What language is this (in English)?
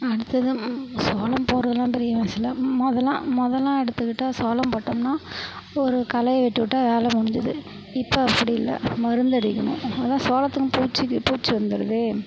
Tamil